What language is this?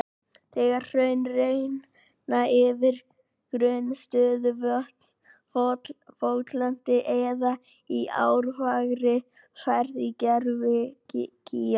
Icelandic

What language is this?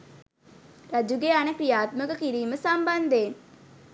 Sinhala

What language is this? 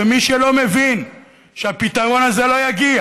Hebrew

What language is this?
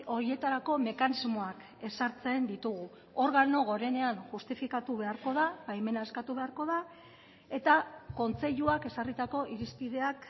Basque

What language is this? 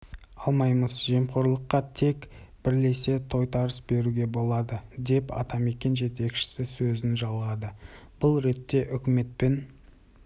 Kazakh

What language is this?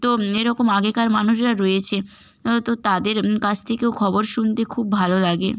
Bangla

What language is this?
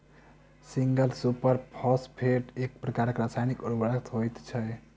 Maithili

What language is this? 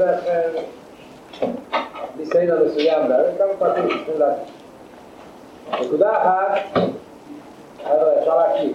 Hebrew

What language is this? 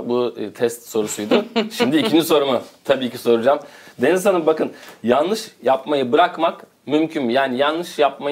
Turkish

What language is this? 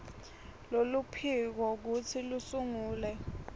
Swati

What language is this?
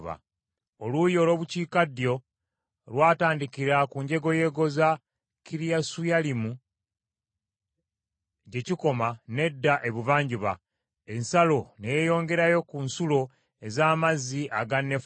Ganda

